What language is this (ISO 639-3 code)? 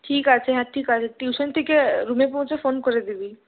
ben